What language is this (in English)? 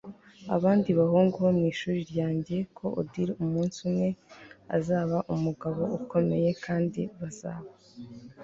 Kinyarwanda